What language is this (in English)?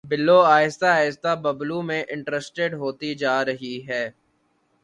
Urdu